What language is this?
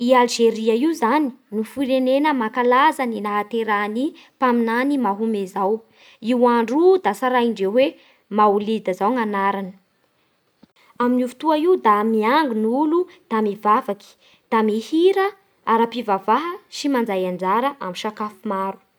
Bara Malagasy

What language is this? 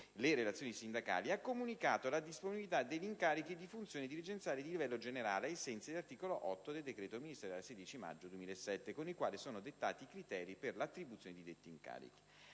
Italian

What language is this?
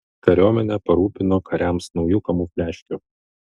Lithuanian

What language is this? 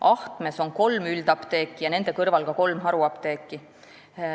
Estonian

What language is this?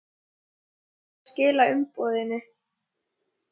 Icelandic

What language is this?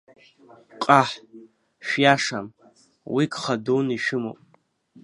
Abkhazian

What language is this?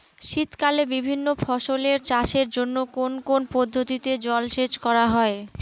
Bangla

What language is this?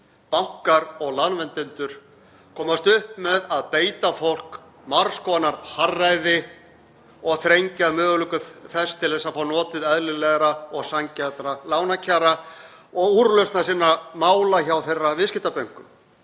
Icelandic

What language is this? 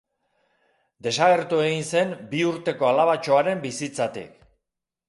Basque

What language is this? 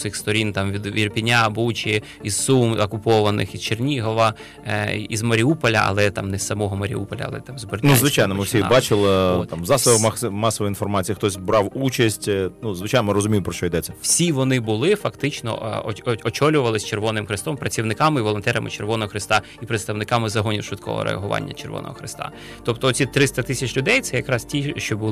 Ukrainian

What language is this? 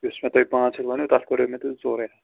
Kashmiri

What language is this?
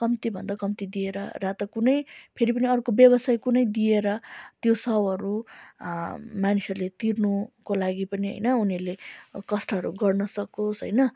Nepali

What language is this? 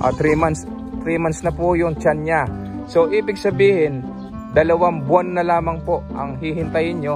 Filipino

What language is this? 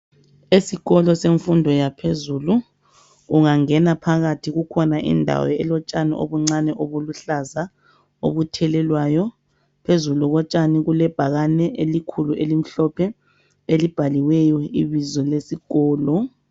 North Ndebele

